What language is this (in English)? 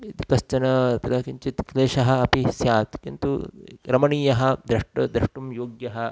Sanskrit